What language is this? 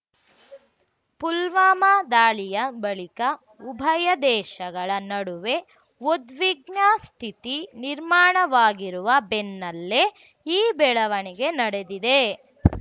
Kannada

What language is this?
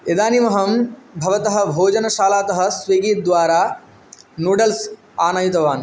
Sanskrit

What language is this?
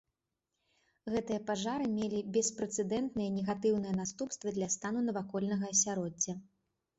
Belarusian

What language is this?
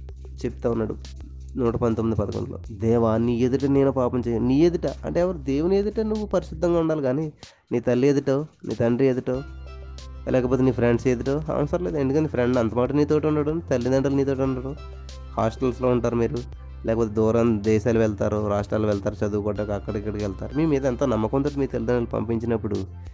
Telugu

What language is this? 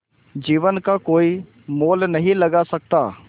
Hindi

